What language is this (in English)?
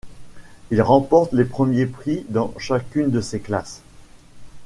French